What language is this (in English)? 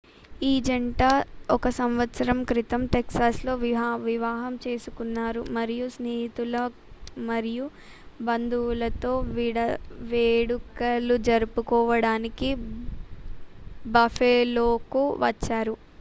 Telugu